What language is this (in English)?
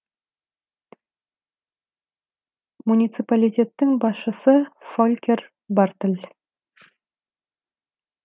Kazakh